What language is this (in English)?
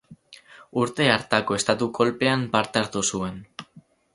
Basque